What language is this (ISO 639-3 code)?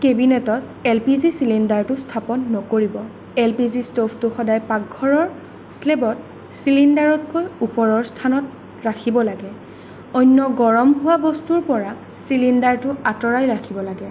asm